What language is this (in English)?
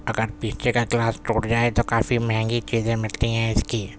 Urdu